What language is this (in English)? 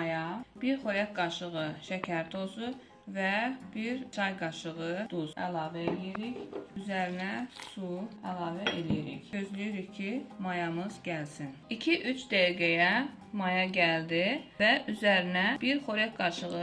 Turkish